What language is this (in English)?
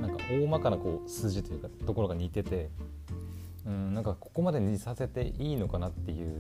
Japanese